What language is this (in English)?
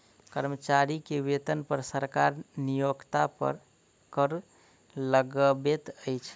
Maithili